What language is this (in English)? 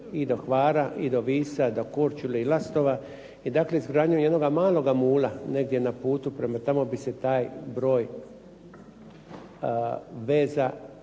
Croatian